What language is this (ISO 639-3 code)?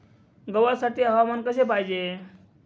mar